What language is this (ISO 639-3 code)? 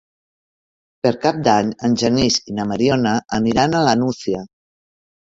cat